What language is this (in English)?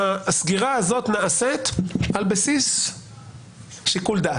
Hebrew